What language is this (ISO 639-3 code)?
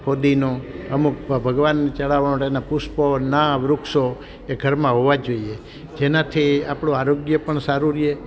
guj